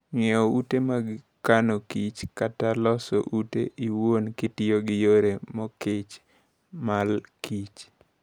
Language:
Luo (Kenya and Tanzania)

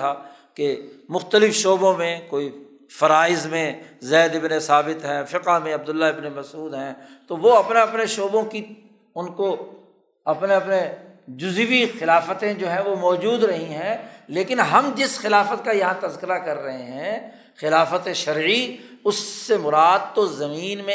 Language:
Urdu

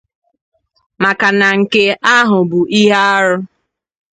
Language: Igbo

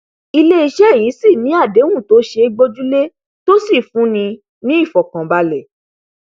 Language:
Yoruba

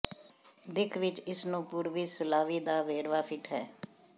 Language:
Punjabi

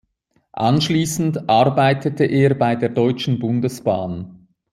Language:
German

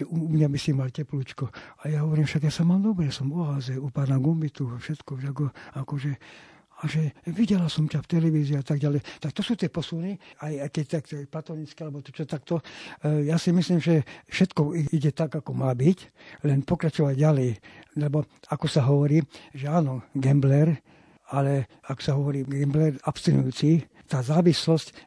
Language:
Slovak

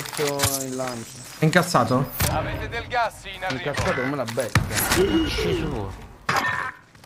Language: Italian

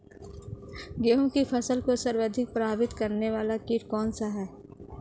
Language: Hindi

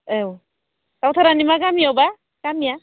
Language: Bodo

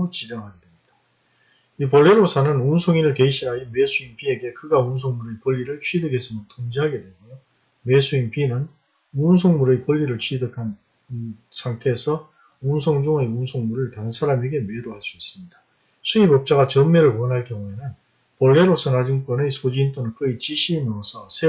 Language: Korean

